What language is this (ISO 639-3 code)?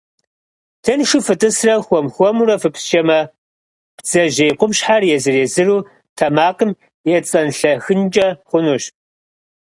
kbd